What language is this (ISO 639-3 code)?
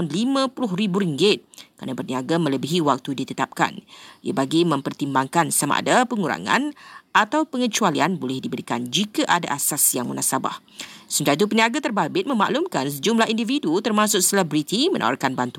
msa